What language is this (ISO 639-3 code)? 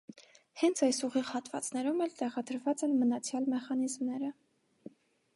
hye